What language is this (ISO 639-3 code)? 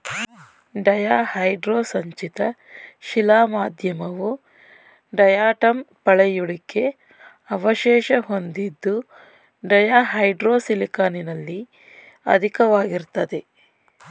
kan